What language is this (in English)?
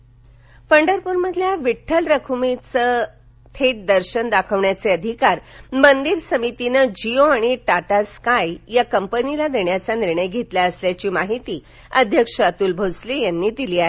Marathi